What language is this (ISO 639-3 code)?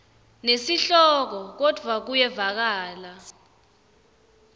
ssw